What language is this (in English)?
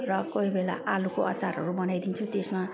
Nepali